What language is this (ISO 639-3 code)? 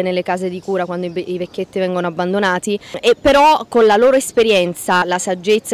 ita